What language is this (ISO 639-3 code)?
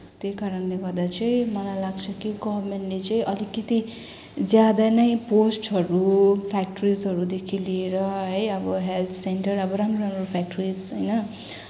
nep